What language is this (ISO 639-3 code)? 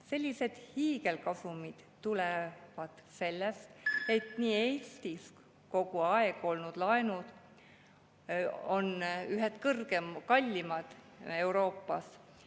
est